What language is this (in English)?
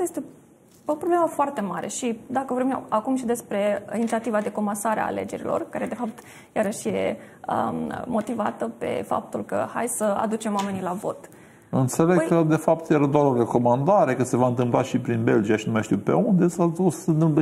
Romanian